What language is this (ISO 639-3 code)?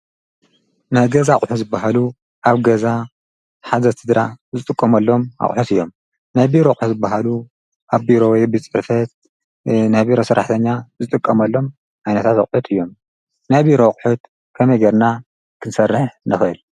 tir